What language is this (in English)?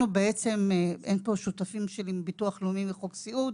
Hebrew